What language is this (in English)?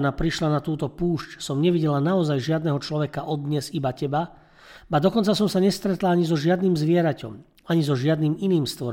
Slovak